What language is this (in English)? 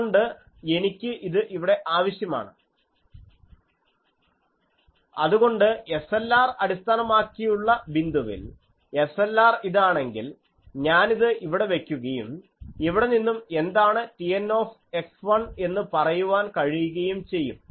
Malayalam